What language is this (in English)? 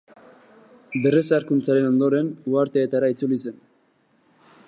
Basque